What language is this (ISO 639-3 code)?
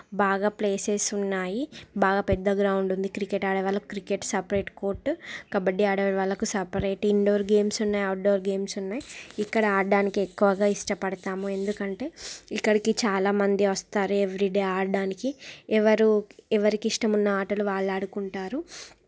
tel